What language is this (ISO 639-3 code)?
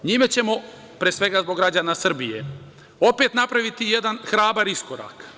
srp